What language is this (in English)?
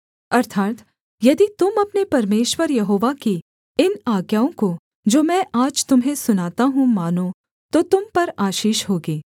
Hindi